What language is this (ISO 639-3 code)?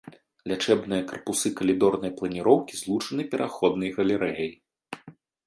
bel